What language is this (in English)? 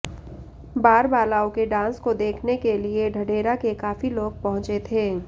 Hindi